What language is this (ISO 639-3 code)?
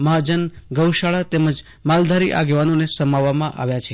guj